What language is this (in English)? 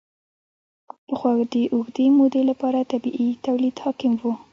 Pashto